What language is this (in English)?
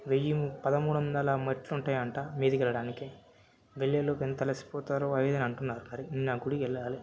Telugu